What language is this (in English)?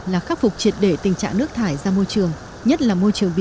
Vietnamese